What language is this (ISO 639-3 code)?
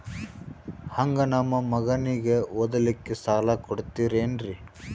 kan